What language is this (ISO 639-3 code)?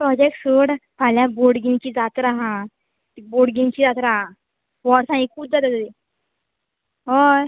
kok